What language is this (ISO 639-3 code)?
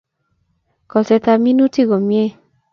kln